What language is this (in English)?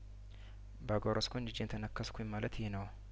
Amharic